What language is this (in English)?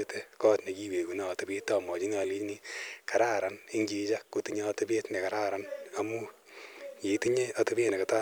Kalenjin